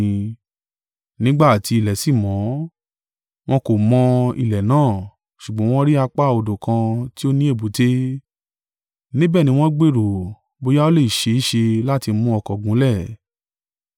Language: Yoruba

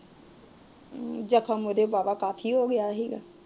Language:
Punjabi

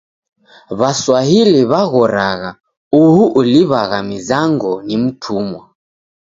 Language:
Taita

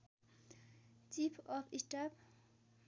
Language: Nepali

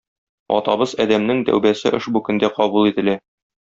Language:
Tatar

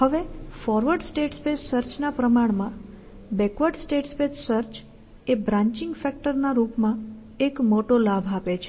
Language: Gujarati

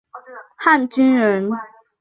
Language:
Chinese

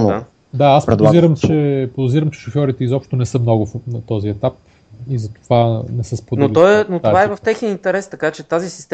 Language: Bulgarian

